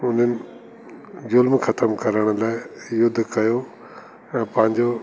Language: Sindhi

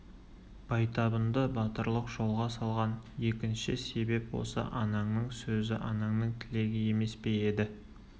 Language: Kazakh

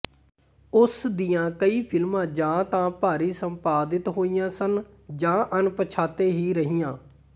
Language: Punjabi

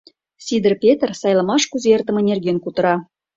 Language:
Mari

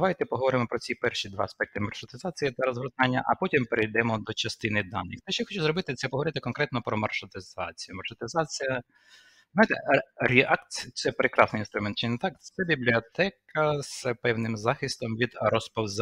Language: Ukrainian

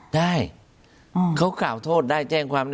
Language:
Thai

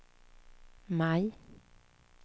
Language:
Swedish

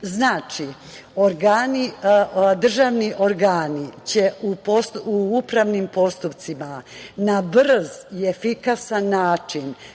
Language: Serbian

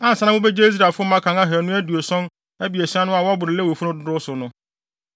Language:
Akan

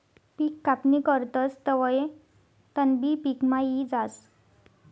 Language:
Marathi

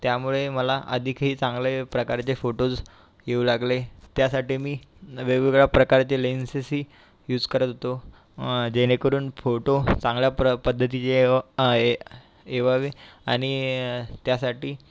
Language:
Marathi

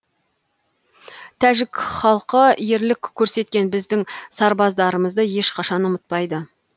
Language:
Kazakh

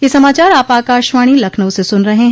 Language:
Hindi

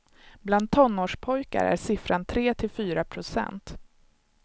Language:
Swedish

